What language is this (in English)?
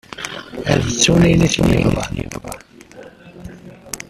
Kabyle